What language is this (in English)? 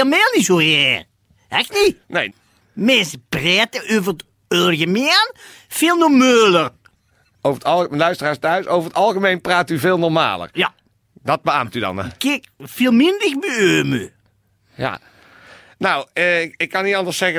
Dutch